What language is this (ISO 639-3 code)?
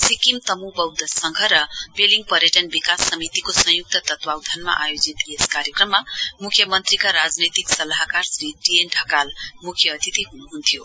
nep